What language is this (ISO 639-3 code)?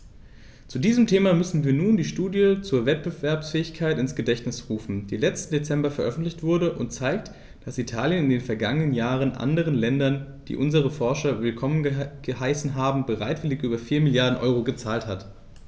deu